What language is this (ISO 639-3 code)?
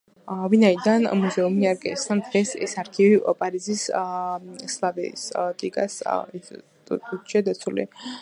kat